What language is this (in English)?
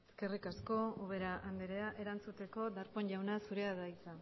Basque